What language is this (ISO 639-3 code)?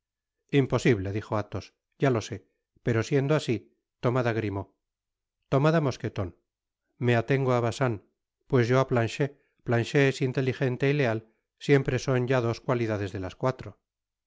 spa